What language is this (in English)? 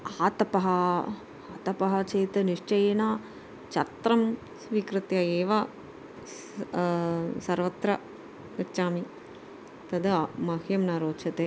Sanskrit